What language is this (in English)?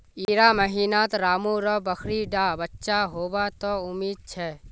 Magahi